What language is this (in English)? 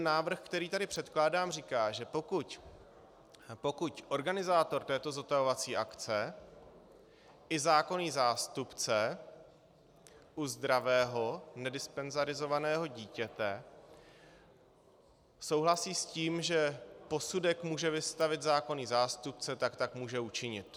Czech